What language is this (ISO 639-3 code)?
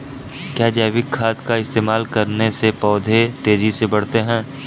hin